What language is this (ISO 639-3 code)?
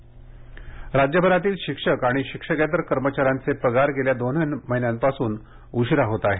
mar